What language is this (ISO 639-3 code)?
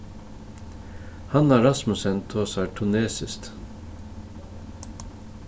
fao